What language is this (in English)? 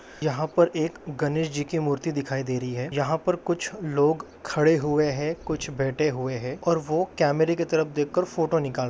Magahi